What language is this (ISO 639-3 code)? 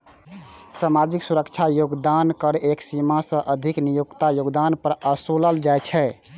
mai